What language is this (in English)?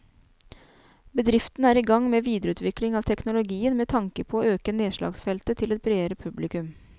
Norwegian